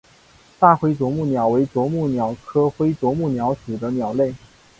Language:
Chinese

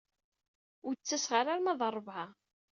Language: Kabyle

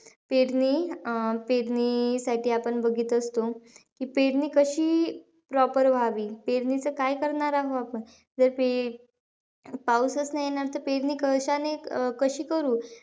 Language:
Marathi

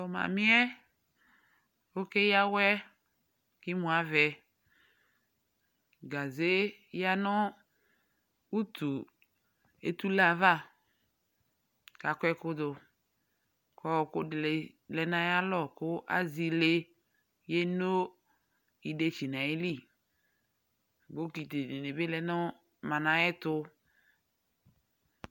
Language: Ikposo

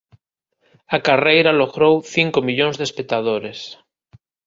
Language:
Galician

